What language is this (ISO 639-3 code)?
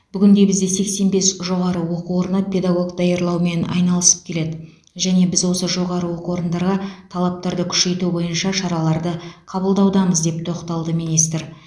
kaz